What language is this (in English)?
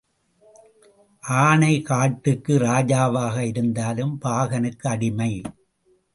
Tamil